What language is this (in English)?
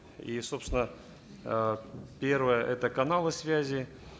Kazakh